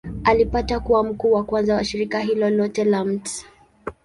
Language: Swahili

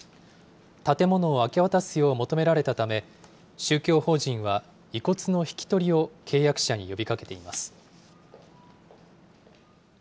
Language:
Japanese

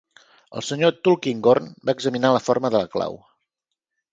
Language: Catalan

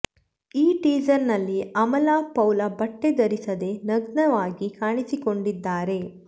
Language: Kannada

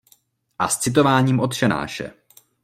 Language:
Czech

